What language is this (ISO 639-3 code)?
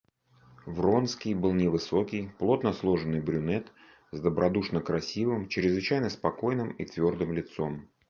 rus